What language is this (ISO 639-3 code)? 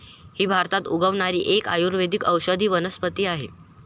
mar